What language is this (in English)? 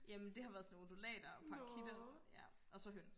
Danish